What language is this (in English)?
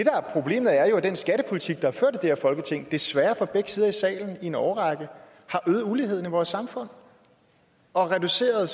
Danish